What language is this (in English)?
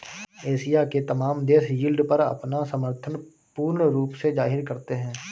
Hindi